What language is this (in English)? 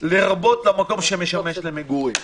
Hebrew